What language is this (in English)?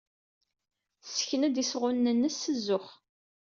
Kabyle